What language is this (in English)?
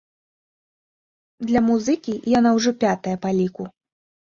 Belarusian